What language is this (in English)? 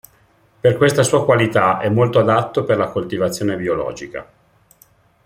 Italian